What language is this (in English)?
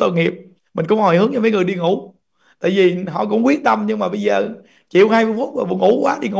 Vietnamese